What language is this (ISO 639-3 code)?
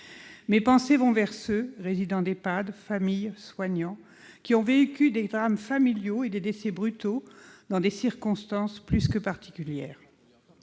fra